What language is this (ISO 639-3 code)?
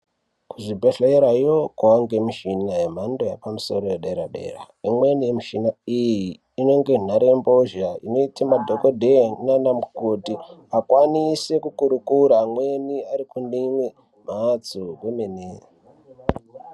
ndc